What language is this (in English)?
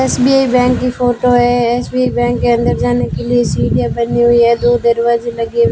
Hindi